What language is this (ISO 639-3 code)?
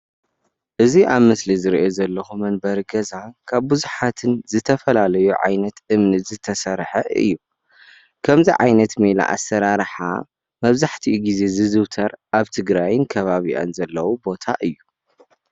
tir